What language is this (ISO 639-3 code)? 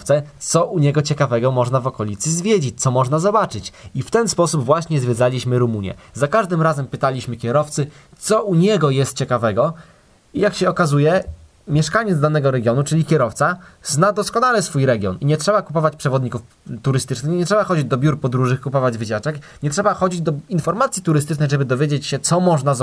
pol